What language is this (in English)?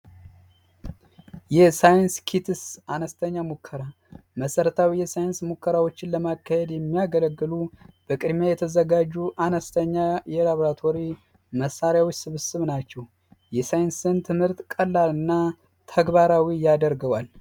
Amharic